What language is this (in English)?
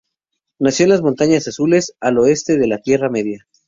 Spanish